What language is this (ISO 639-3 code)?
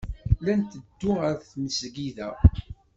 kab